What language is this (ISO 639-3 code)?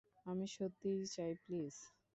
ben